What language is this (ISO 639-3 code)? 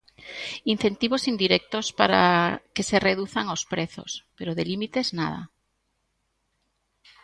glg